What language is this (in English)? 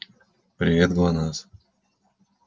Russian